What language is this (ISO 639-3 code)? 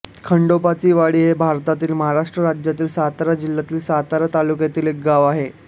mar